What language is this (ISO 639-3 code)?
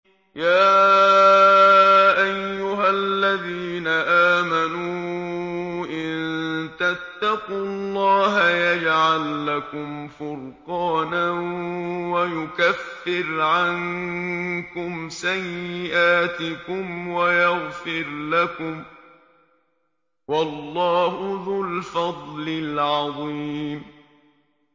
ara